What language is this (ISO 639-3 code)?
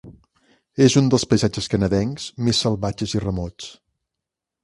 cat